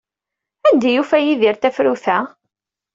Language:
Kabyle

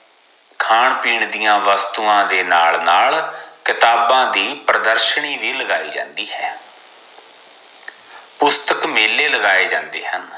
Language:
Punjabi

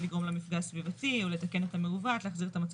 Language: Hebrew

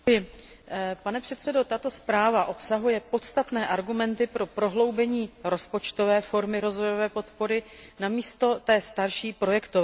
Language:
Czech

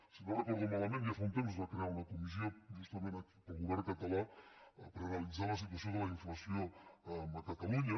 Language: Catalan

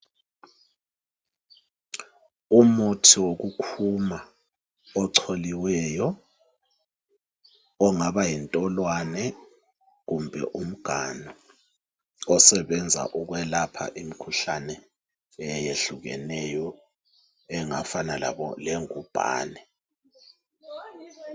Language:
North Ndebele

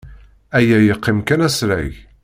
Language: Kabyle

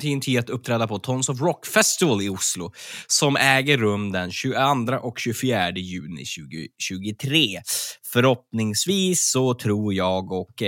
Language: Swedish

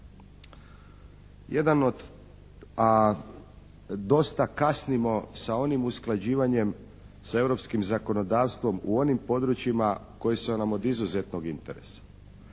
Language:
Croatian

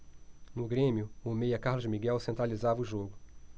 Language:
Portuguese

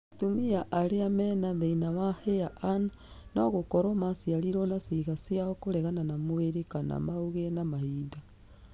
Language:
Kikuyu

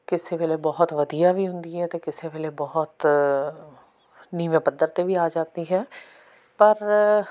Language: Punjabi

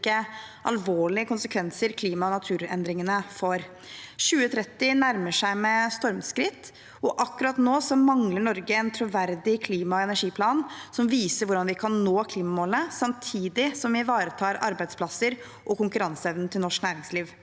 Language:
Norwegian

